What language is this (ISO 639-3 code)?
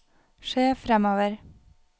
nor